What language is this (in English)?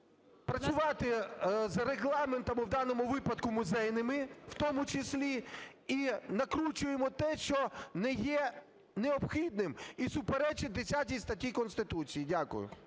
Ukrainian